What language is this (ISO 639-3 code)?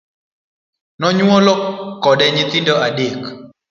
luo